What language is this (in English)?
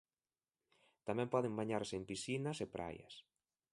Galician